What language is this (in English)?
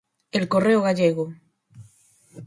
Galician